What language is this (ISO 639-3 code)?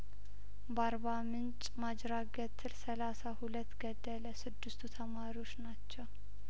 amh